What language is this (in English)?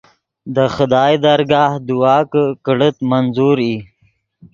Yidgha